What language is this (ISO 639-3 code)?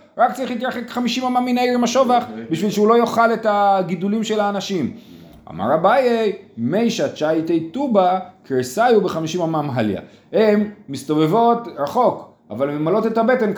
heb